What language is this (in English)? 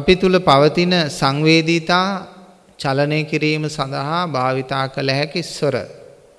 Sinhala